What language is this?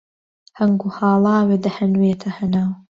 Central Kurdish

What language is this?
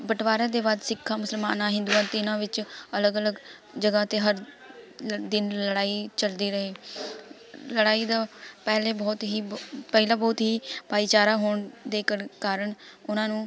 Punjabi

